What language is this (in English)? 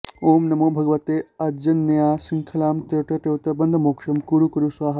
Sanskrit